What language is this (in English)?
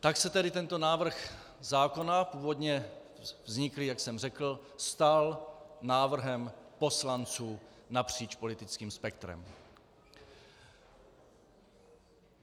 Czech